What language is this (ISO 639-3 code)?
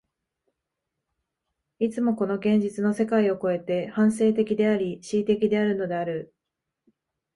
jpn